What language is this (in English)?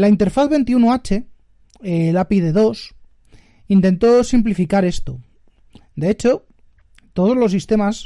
Spanish